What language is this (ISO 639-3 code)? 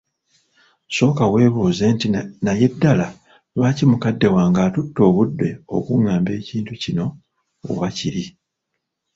lug